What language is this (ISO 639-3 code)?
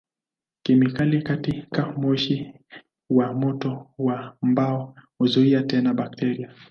swa